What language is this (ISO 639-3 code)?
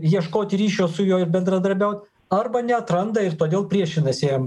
lit